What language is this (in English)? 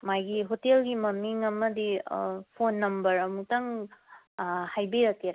Manipuri